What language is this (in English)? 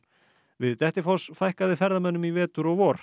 Icelandic